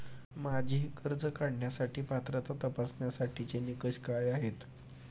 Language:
Marathi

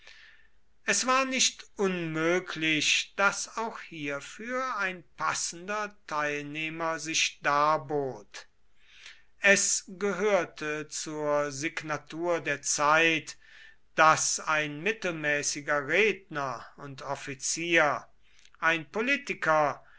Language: German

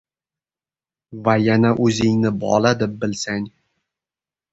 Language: Uzbek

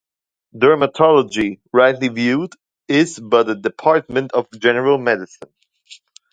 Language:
English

